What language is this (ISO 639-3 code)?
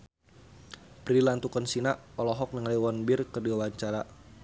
sun